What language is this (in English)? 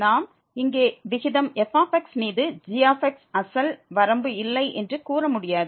Tamil